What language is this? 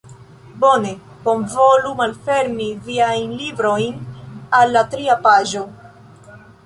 Esperanto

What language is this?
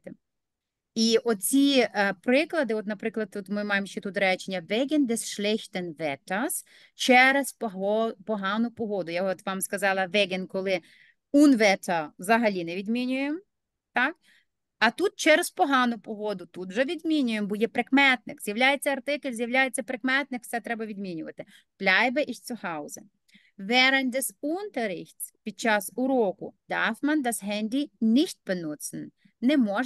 Ukrainian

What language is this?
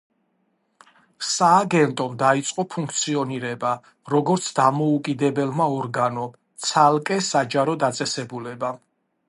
Georgian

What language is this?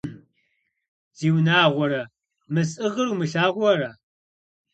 Kabardian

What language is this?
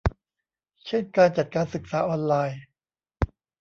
Thai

